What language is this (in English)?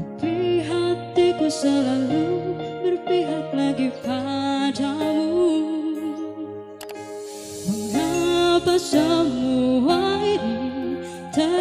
Indonesian